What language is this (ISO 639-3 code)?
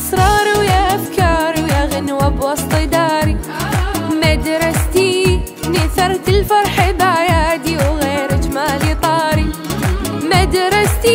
ara